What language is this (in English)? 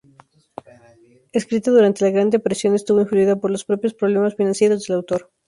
Spanish